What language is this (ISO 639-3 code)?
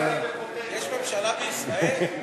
heb